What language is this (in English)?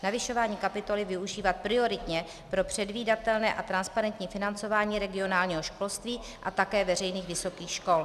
Czech